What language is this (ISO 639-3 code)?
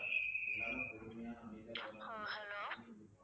tam